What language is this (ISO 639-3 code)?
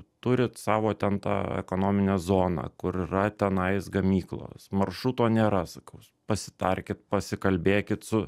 lit